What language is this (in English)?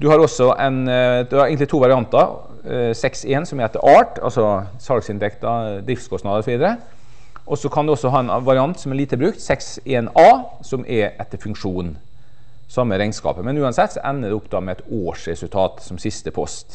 Norwegian